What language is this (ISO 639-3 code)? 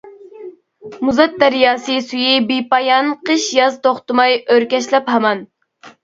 uig